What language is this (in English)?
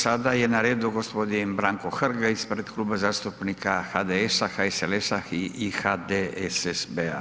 Croatian